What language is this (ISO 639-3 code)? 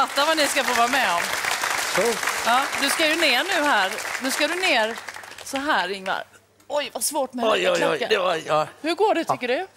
swe